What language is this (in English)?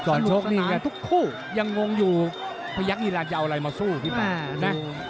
Thai